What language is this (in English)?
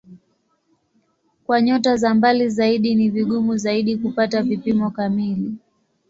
Swahili